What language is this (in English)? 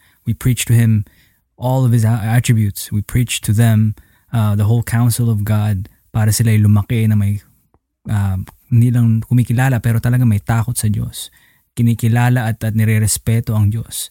Filipino